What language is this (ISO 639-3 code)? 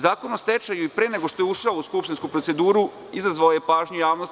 srp